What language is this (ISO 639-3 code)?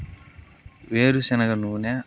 tel